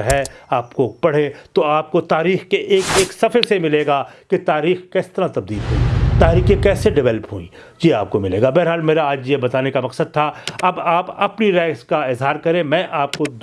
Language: Urdu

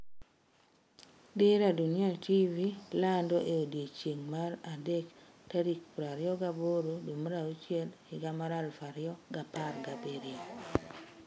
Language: Luo (Kenya and Tanzania)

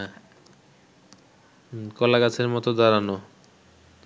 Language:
Bangla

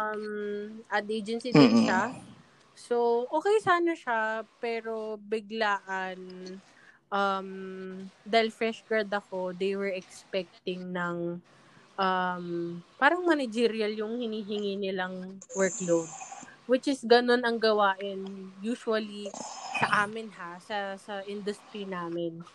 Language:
Filipino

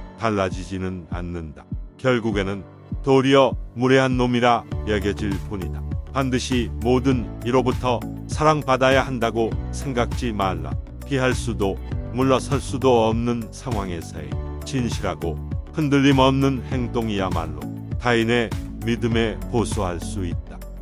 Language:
Korean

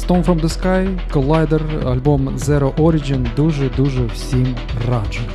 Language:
Ukrainian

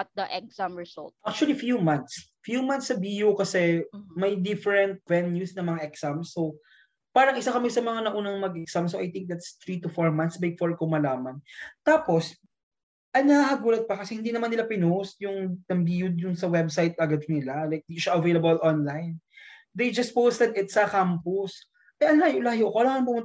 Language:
Filipino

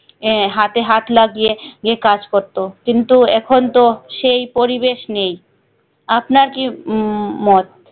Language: Bangla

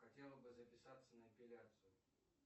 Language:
Russian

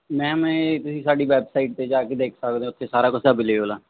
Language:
Punjabi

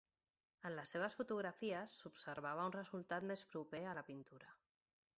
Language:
Catalan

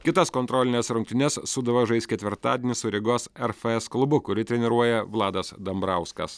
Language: Lithuanian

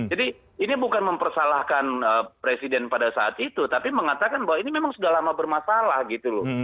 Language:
Indonesian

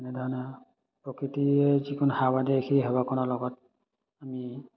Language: Assamese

